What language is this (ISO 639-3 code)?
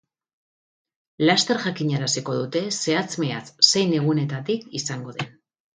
eus